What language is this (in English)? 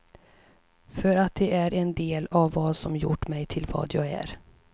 Swedish